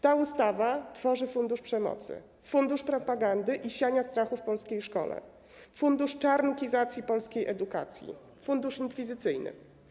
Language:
Polish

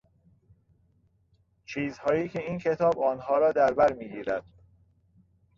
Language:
Persian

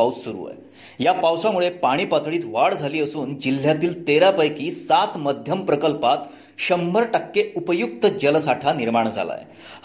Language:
Marathi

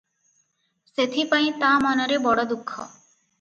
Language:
Odia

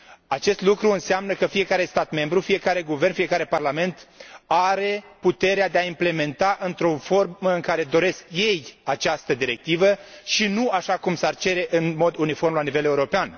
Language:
Romanian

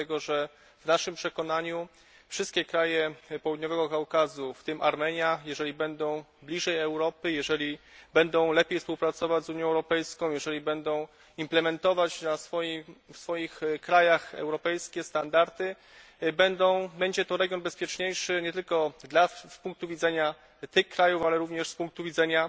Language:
Polish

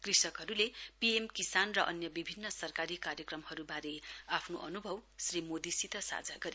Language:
Nepali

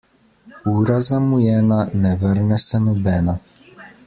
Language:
Slovenian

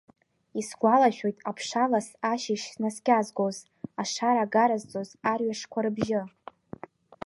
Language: Abkhazian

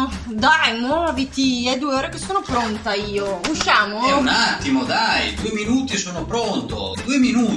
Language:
Italian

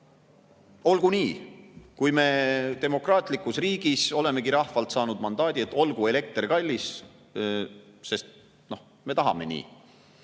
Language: Estonian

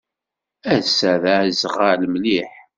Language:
Kabyle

